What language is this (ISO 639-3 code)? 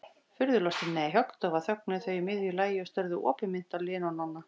isl